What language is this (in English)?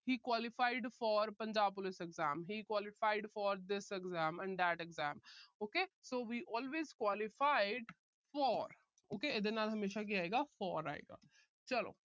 Punjabi